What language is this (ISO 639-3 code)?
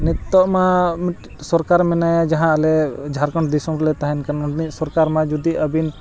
sat